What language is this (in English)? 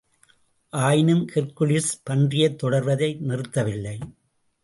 Tamil